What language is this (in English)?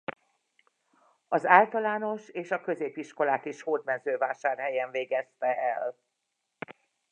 Hungarian